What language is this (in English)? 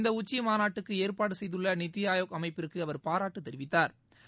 Tamil